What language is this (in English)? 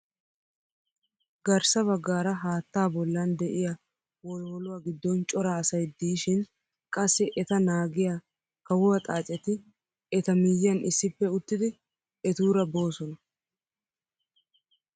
Wolaytta